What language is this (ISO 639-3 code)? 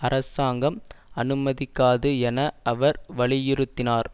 tam